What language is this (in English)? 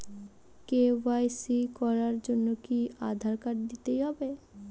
Bangla